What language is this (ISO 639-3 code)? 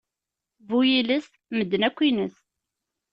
kab